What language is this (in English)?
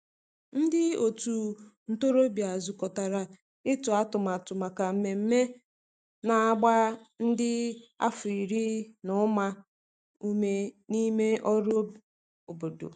Igbo